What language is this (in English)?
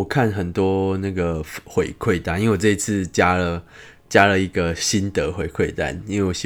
Chinese